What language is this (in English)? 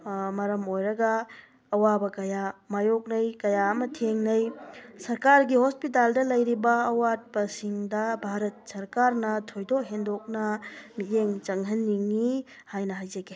Manipuri